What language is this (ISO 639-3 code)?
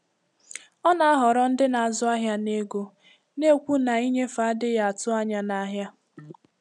ibo